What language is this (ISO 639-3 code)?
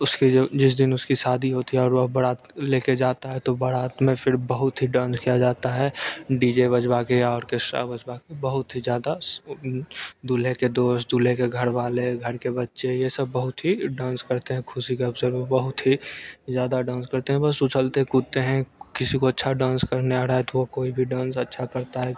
hin